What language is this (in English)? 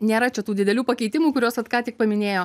Lithuanian